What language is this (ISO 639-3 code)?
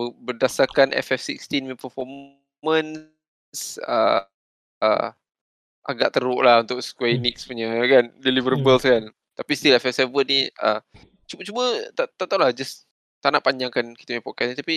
msa